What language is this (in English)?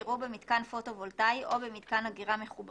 Hebrew